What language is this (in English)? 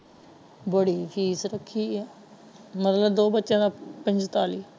Punjabi